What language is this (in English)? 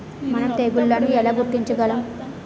Telugu